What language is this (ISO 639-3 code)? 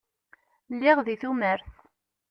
kab